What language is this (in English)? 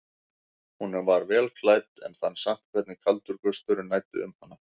Icelandic